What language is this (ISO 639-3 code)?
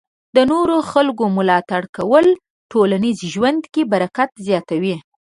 pus